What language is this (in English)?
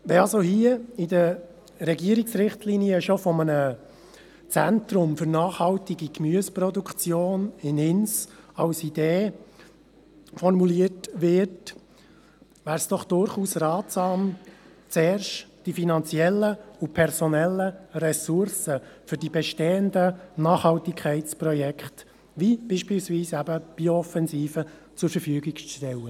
Swiss German